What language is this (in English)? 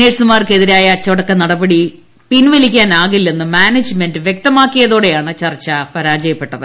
Malayalam